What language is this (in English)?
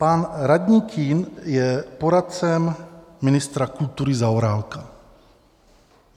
Czech